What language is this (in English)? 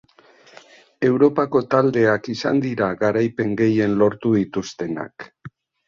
Basque